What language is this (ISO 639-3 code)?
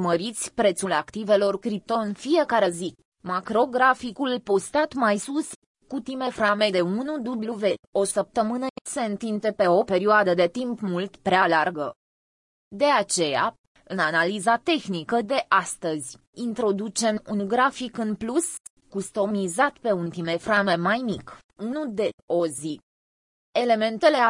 ron